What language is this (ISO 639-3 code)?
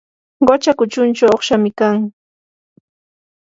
qur